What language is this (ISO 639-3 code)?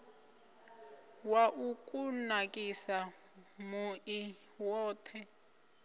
ven